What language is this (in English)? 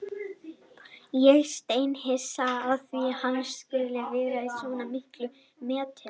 Icelandic